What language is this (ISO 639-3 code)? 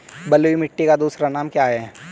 hin